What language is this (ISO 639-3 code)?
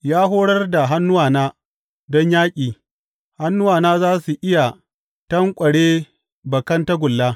hau